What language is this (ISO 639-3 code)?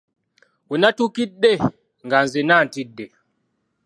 lug